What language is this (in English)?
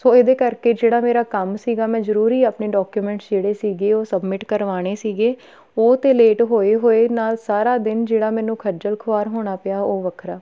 Punjabi